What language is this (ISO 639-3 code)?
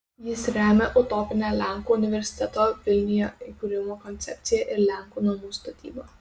lit